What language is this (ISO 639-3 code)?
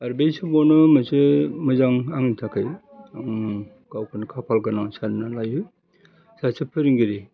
brx